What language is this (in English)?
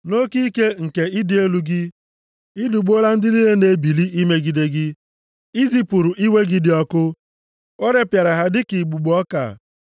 Igbo